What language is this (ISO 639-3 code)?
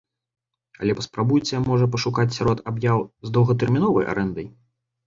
bel